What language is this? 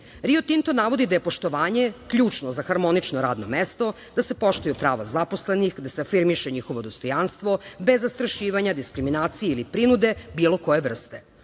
Serbian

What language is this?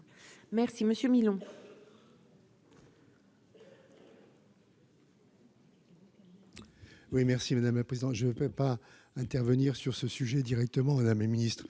French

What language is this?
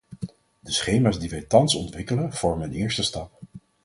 Dutch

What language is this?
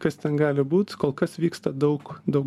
Lithuanian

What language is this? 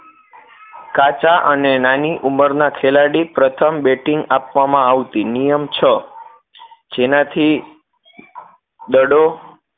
Gujarati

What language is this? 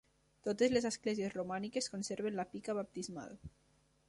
Catalan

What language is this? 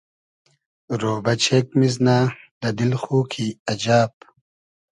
Hazaragi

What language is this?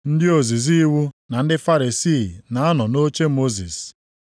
Igbo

